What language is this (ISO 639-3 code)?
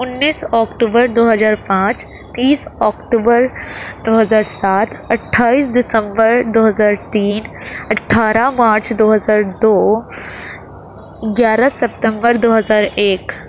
urd